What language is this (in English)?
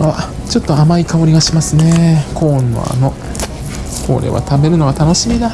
Japanese